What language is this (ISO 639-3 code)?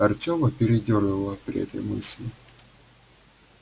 rus